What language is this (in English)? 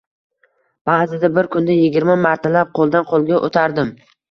Uzbek